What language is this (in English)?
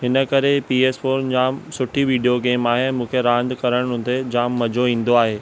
Sindhi